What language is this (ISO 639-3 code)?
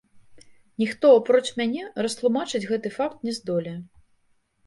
bel